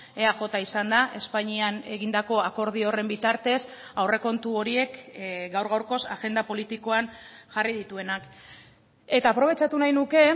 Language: Basque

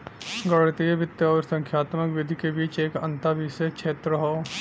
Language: Bhojpuri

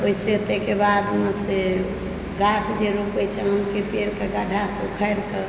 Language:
Maithili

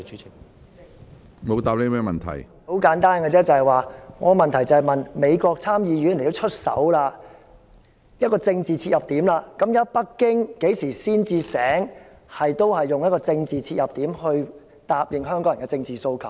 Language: Cantonese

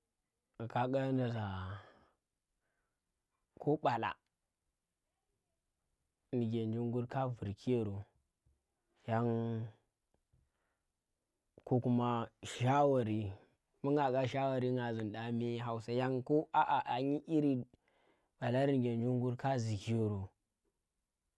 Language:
Tera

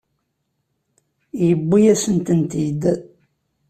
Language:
Kabyle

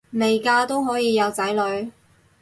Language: Cantonese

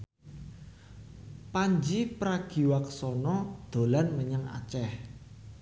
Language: Javanese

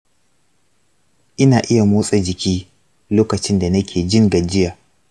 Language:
Hausa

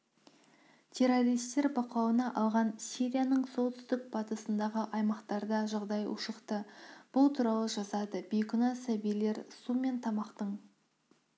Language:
Kazakh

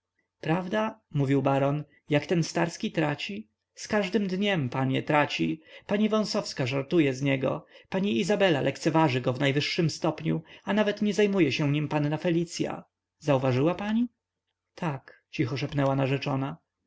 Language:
Polish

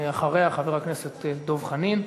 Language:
Hebrew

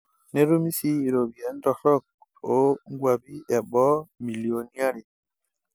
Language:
Masai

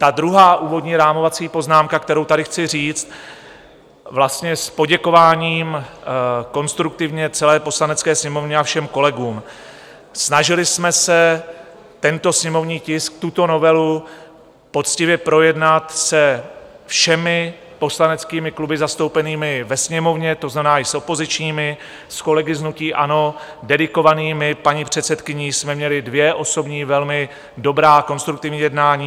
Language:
Czech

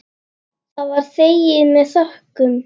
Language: Icelandic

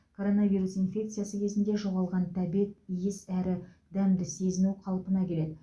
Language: Kazakh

